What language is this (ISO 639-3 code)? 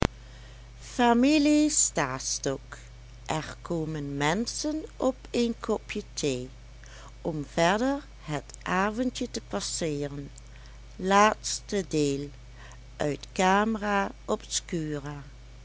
nld